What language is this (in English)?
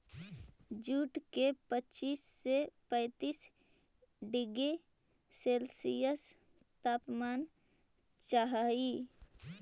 Magahi